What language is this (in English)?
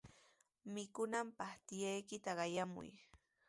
Sihuas Ancash Quechua